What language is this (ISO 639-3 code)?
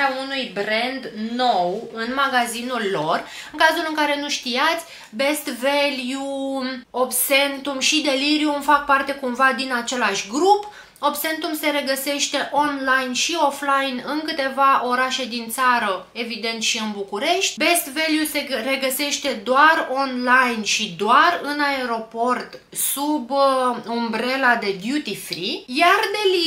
ron